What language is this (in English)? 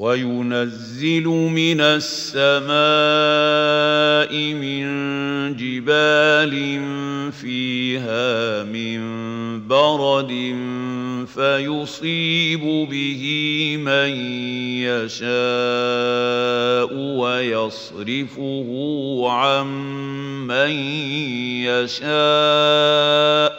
Arabic